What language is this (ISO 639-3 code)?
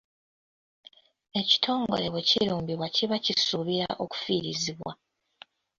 lug